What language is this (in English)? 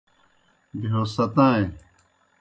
Kohistani Shina